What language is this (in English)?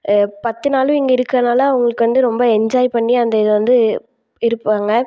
Tamil